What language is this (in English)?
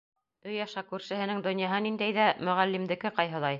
Bashkir